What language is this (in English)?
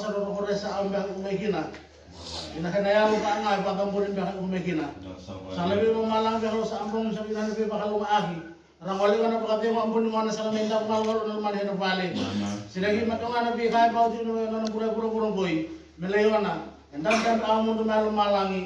Indonesian